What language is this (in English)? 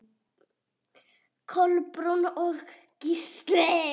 Icelandic